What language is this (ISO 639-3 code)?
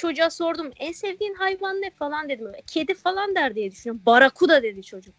tur